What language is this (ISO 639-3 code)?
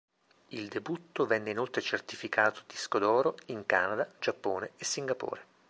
ita